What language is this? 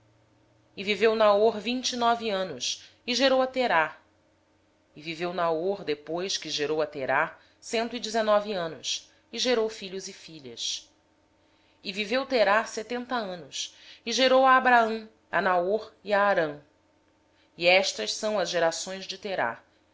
Portuguese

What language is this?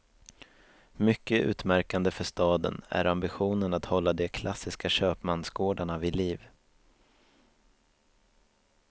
Swedish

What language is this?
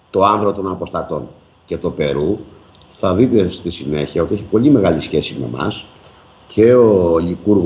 Greek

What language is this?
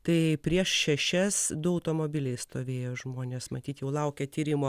Lithuanian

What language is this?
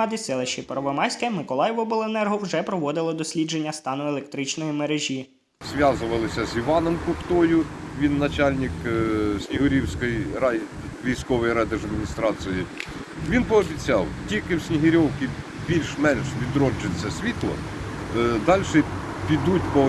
Ukrainian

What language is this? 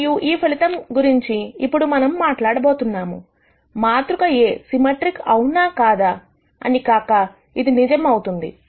Telugu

